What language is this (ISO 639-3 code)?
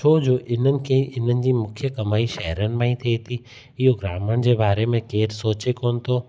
snd